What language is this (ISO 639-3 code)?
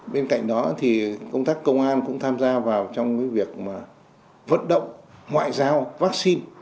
vie